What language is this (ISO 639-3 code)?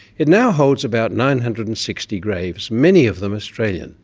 eng